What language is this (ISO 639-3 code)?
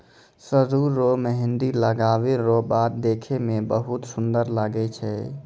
mai